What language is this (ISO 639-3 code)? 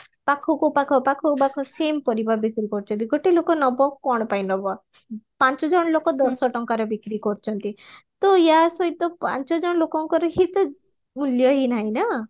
ori